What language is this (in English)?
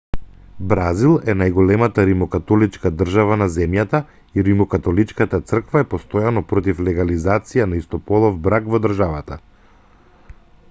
Macedonian